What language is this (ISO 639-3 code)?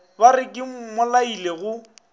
nso